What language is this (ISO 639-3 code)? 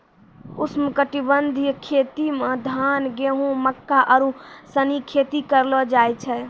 mai